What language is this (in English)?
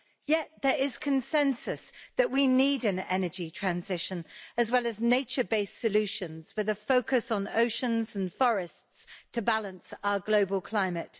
English